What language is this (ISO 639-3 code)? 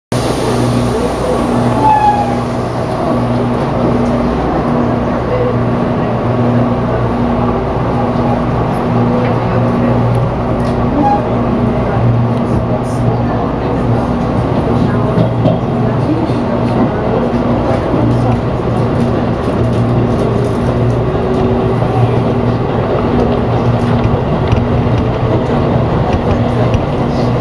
jpn